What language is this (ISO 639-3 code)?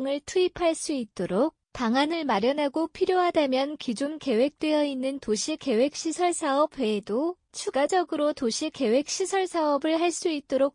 kor